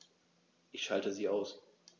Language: German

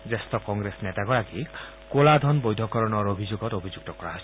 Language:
Assamese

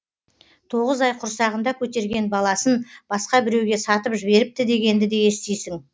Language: Kazakh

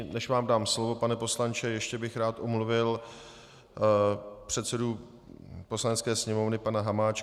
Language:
Czech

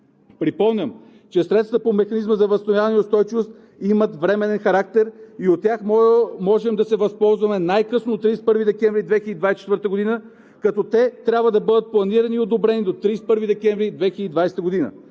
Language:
Bulgarian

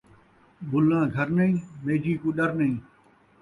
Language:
Saraiki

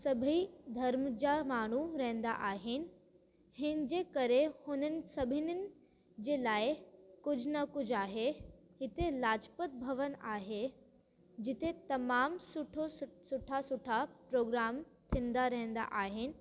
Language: Sindhi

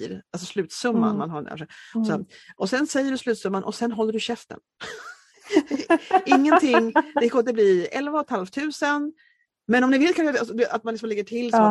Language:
Swedish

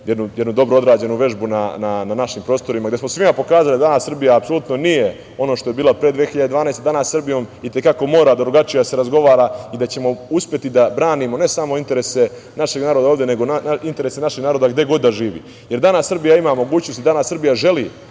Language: Serbian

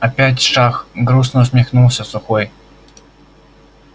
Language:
Russian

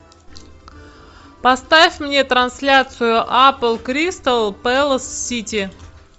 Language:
Russian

